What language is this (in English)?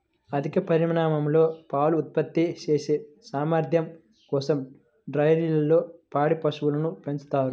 Telugu